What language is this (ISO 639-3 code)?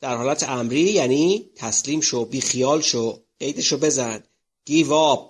fas